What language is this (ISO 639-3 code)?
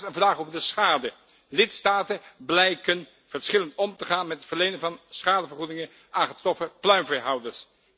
nld